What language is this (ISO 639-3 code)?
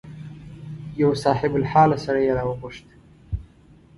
pus